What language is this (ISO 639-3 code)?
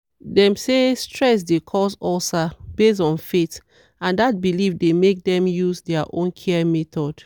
pcm